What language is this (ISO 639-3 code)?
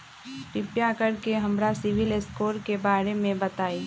mag